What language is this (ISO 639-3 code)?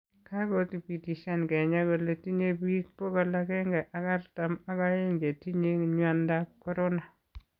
kln